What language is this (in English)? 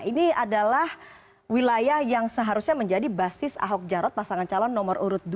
Indonesian